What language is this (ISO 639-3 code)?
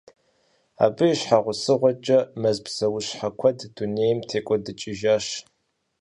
kbd